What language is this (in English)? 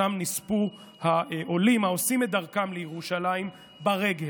Hebrew